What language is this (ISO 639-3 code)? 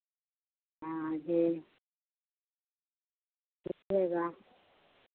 hin